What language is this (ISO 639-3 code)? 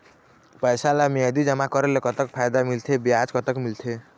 hne